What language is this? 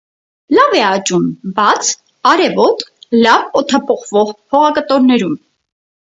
Armenian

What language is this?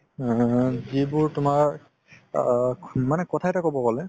Assamese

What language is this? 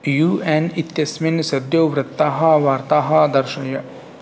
Sanskrit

